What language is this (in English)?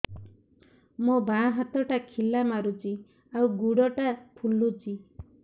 Odia